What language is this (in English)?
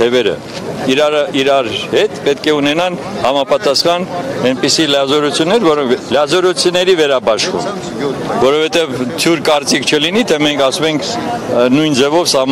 Romanian